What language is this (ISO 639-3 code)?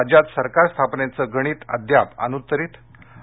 mar